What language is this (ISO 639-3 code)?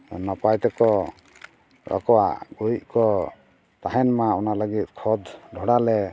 sat